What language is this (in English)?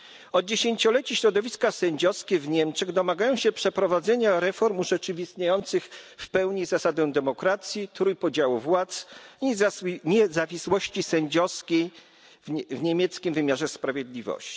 Polish